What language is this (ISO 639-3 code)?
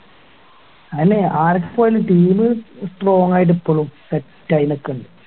mal